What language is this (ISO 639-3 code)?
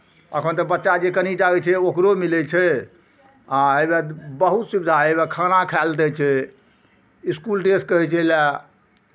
mai